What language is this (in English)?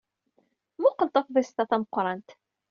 Kabyle